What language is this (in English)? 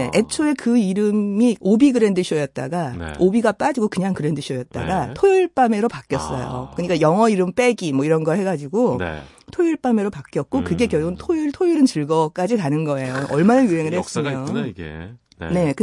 Korean